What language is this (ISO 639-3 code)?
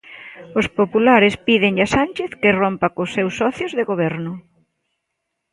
glg